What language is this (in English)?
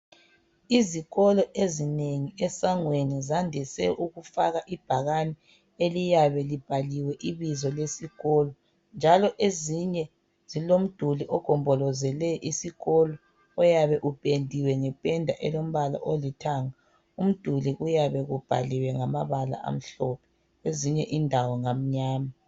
North Ndebele